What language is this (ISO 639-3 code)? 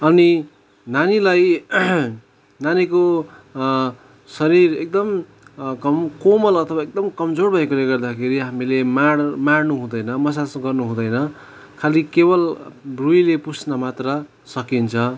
nep